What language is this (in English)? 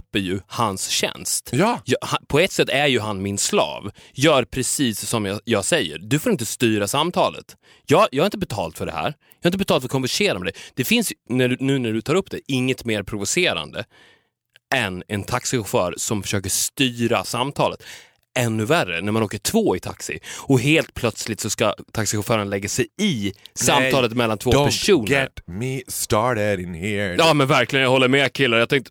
Swedish